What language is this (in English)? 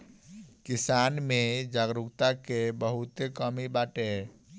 Bhojpuri